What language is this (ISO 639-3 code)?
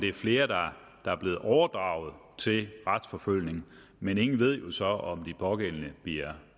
dan